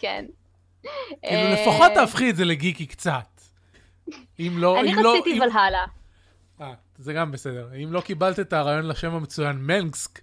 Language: Hebrew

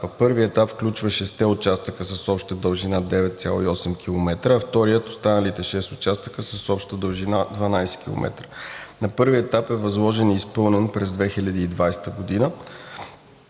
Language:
Bulgarian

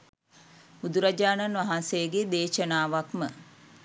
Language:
Sinhala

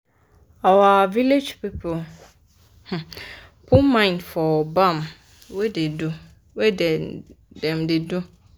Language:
Nigerian Pidgin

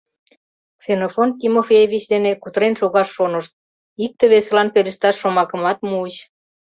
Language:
Mari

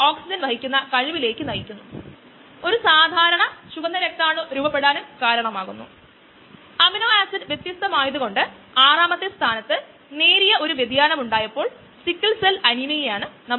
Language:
Malayalam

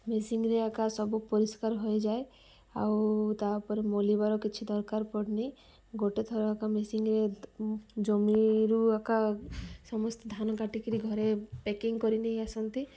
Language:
Odia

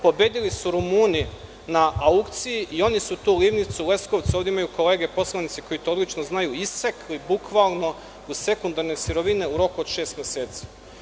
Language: Serbian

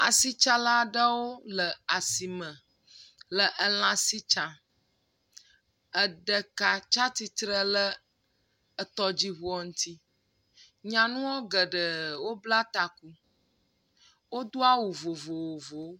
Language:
Ewe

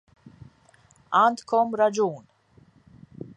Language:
Maltese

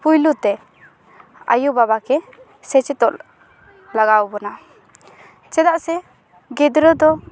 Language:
Santali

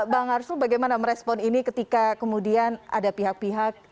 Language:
Indonesian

